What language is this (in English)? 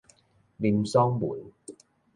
Min Nan Chinese